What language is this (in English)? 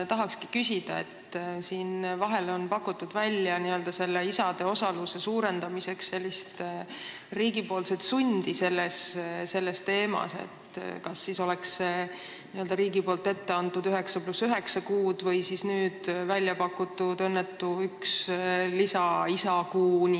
Estonian